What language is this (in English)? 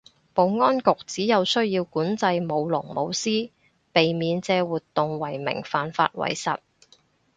Cantonese